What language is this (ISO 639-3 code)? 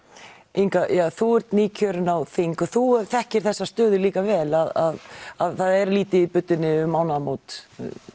isl